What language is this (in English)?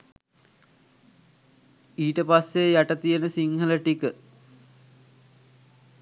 Sinhala